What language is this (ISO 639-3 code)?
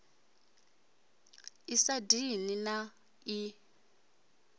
ven